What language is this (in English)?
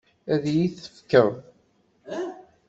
Kabyle